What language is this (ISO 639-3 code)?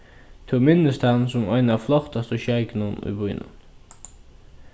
fao